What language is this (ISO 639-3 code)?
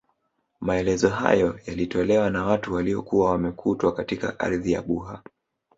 swa